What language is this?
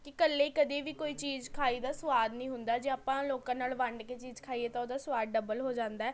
Punjabi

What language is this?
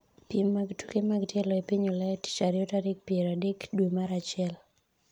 Luo (Kenya and Tanzania)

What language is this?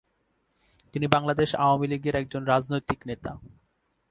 Bangla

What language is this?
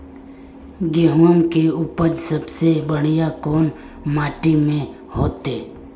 Magahi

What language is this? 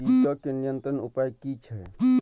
Maithili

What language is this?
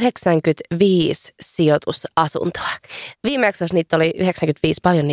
Finnish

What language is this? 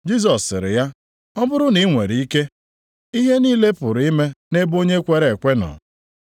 Igbo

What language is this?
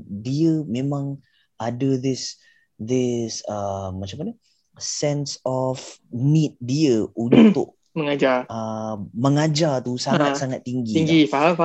Malay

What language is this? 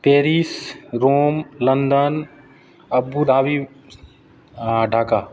Maithili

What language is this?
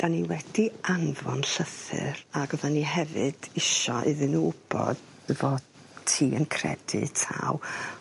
Welsh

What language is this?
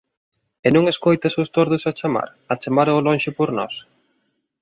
Galician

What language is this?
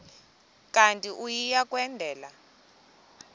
Xhosa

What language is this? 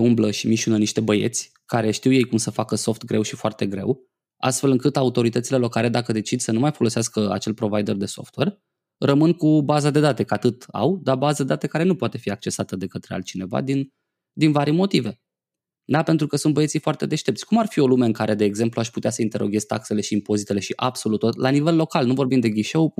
Romanian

